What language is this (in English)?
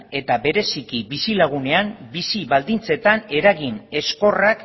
Basque